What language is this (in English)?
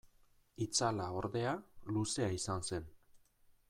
Basque